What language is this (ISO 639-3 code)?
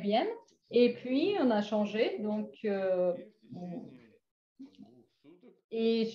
fra